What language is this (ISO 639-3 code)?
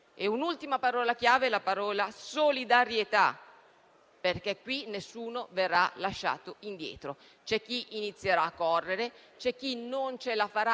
ita